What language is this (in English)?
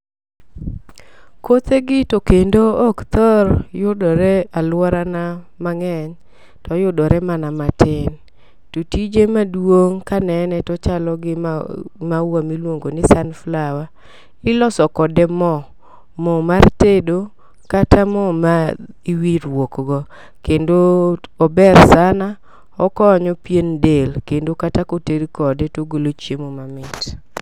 Luo (Kenya and Tanzania)